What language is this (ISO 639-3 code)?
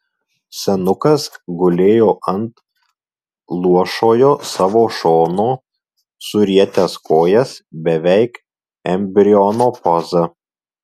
lit